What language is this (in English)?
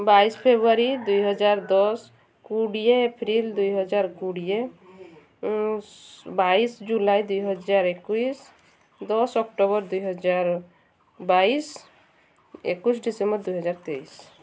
Odia